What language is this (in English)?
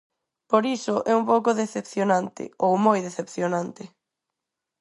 Galician